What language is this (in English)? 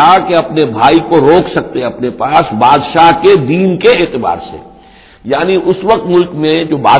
Urdu